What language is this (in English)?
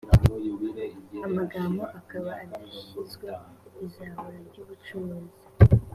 Kinyarwanda